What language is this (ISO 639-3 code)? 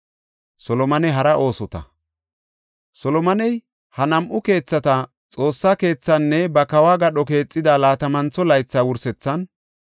gof